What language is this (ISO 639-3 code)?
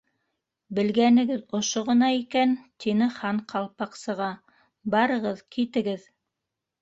bak